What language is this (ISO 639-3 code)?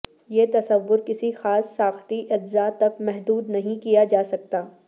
urd